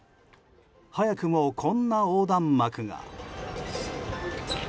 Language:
Japanese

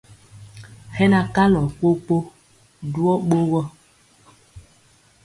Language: Mpiemo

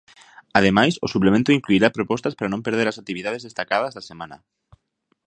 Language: Galician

